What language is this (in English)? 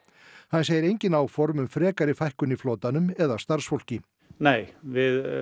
Icelandic